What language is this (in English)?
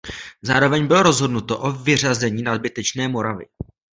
Czech